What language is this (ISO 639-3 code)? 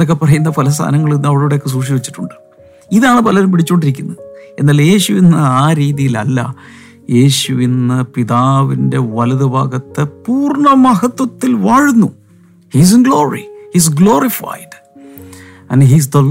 mal